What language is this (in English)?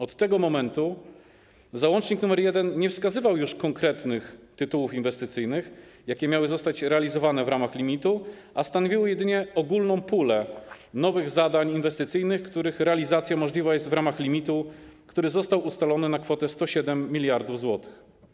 Polish